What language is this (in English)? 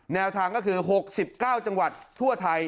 Thai